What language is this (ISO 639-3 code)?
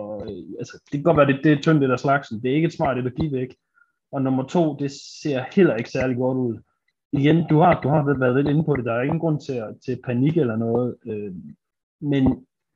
dan